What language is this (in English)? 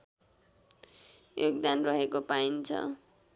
Nepali